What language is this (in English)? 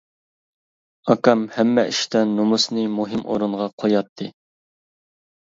Uyghur